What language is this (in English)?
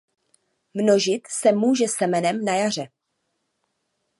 Czech